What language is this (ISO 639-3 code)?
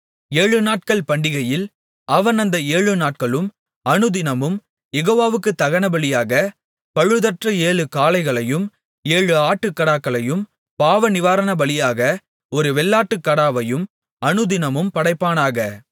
tam